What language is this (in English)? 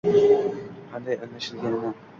Uzbek